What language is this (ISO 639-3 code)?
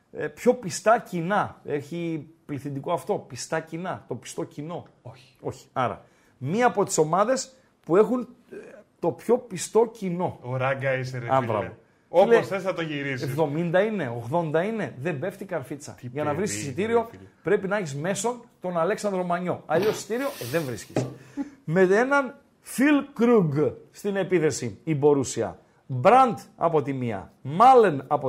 ell